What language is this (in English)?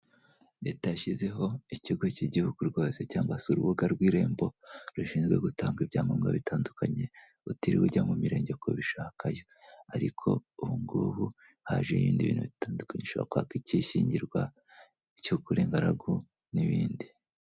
Kinyarwanda